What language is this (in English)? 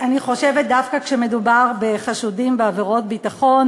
Hebrew